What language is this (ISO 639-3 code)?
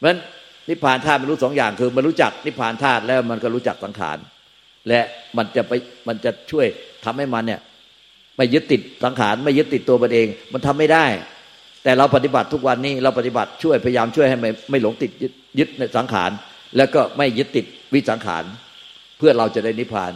tha